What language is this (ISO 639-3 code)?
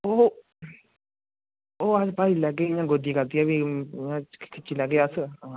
doi